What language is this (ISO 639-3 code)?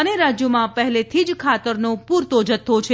guj